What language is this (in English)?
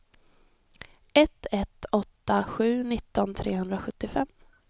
Swedish